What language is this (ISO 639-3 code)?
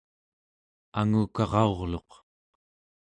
esu